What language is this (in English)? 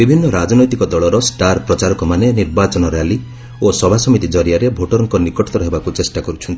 Odia